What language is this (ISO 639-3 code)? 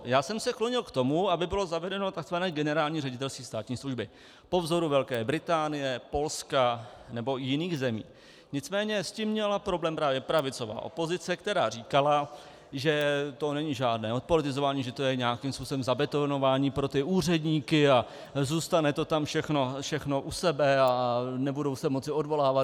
ces